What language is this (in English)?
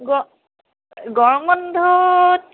Assamese